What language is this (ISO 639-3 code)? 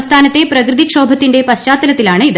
mal